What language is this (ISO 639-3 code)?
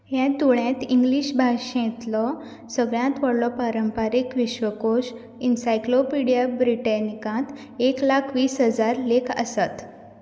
kok